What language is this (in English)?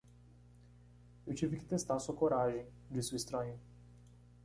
Portuguese